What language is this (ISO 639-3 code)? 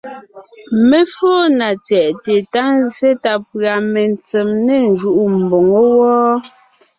nnh